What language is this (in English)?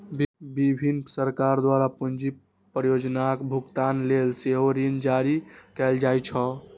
Maithili